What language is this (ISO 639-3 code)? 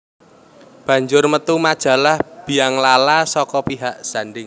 jav